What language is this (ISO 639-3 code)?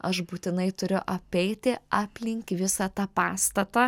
lit